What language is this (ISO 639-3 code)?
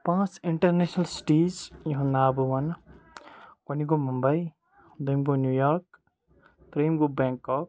kas